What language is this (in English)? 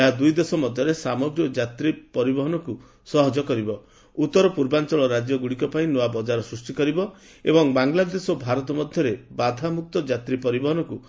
Odia